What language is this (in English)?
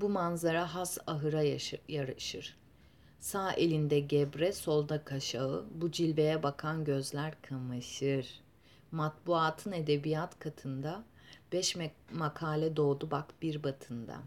Turkish